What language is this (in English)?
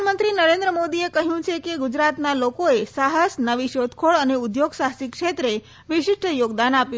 Gujarati